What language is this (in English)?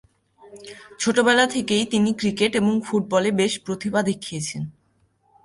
Bangla